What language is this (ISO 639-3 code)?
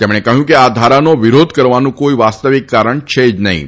guj